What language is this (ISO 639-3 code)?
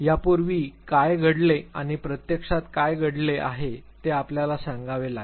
mar